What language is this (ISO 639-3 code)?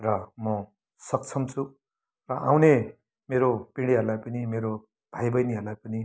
nep